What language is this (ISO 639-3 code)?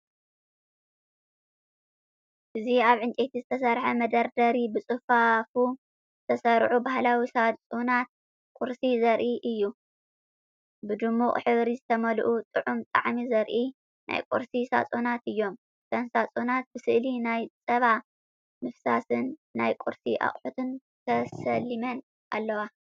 tir